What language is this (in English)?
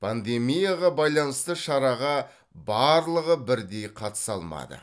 Kazakh